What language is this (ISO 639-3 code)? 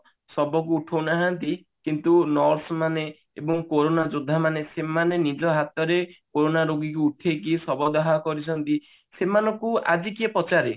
ori